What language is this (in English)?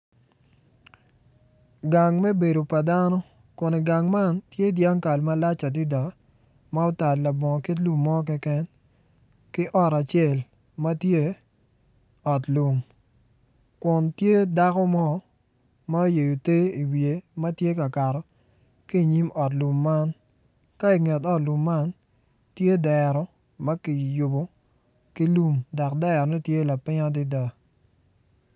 Acoli